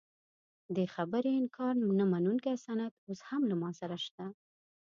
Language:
Pashto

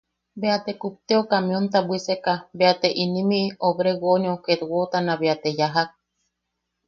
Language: Yaqui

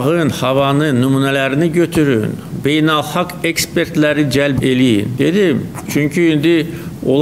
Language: Turkish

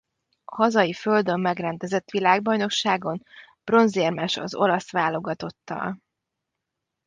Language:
Hungarian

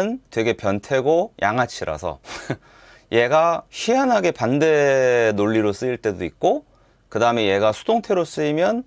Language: Korean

